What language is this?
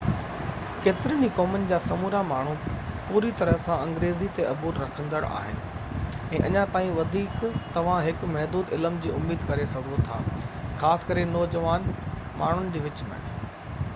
Sindhi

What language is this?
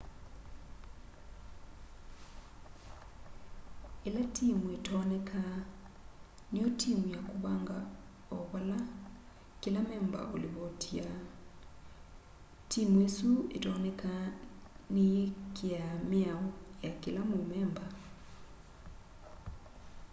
Kamba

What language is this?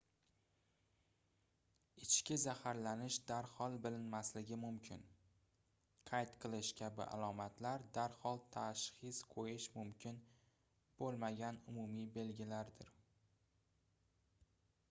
Uzbek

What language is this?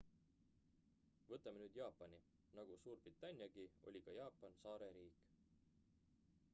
Estonian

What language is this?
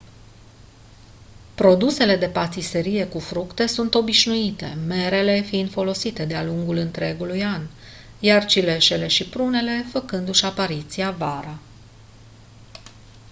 Romanian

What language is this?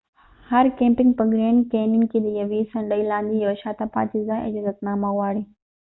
Pashto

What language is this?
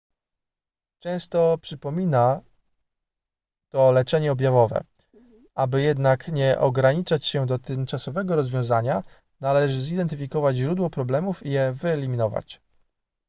Polish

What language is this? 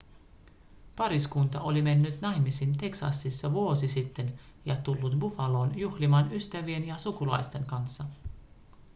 Finnish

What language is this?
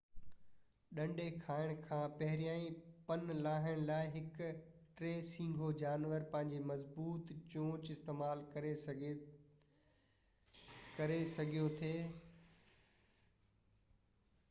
Sindhi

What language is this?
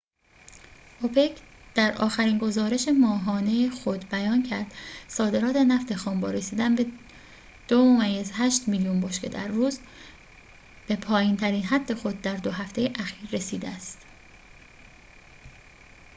Persian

